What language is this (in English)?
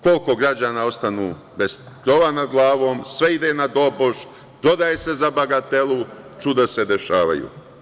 Serbian